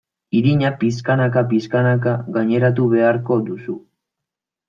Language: Basque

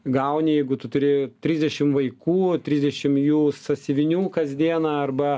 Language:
Lithuanian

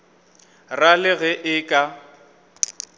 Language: Northern Sotho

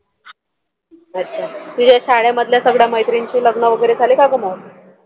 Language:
Marathi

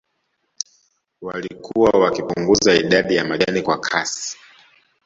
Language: Swahili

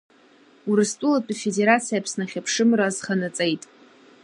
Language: Abkhazian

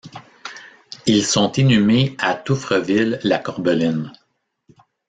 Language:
French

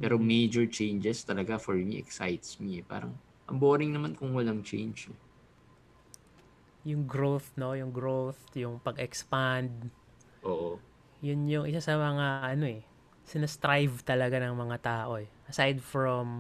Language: Filipino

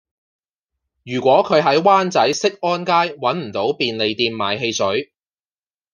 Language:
Cantonese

